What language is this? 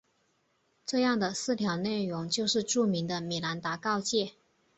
Chinese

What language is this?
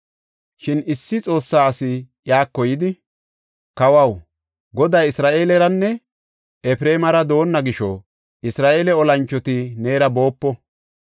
Gofa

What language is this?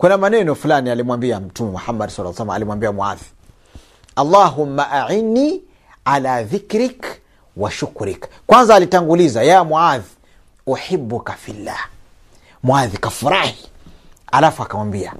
Swahili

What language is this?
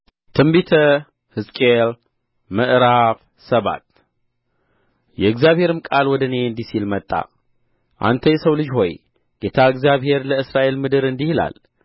Amharic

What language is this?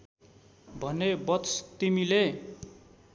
Nepali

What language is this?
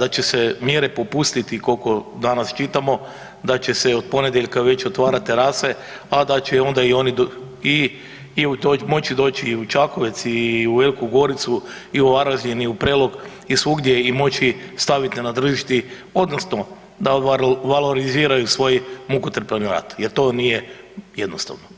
Croatian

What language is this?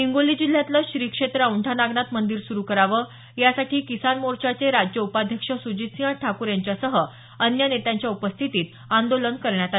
Marathi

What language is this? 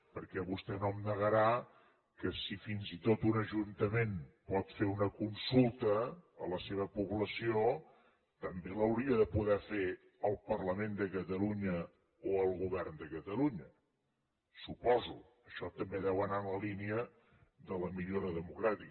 Catalan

